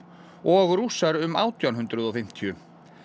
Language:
Icelandic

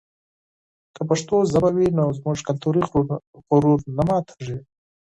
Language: Pashto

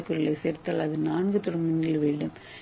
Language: Tamil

